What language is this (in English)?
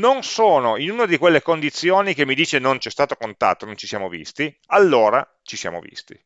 Italian